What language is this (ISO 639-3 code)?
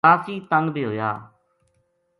gju